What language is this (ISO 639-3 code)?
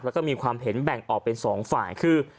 tha